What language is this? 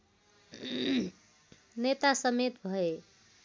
Nepali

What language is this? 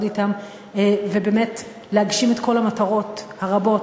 Hebrew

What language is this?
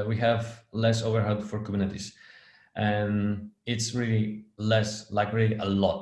English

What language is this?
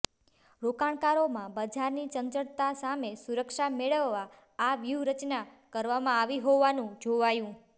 Gujarati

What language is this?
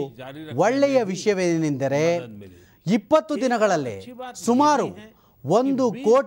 Kannada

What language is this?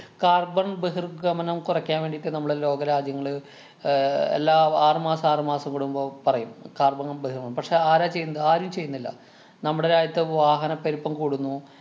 Malayalam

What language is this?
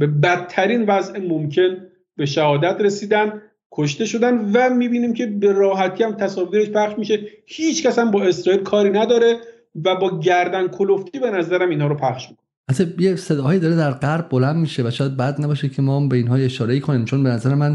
Persian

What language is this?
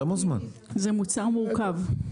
Hebrew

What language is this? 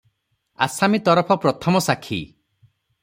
Odia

